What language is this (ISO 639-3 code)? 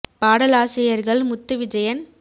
tam